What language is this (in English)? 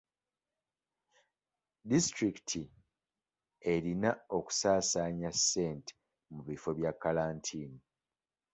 Ganda